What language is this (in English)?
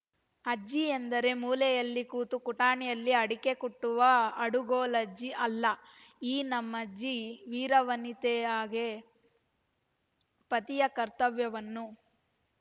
Kannada